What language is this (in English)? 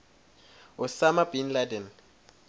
Swati